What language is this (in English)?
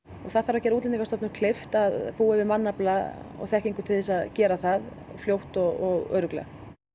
Icelandic